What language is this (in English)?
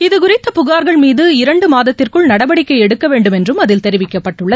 Tamil